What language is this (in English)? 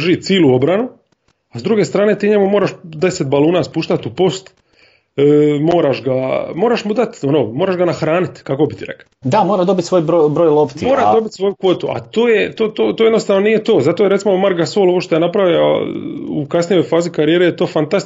Croatian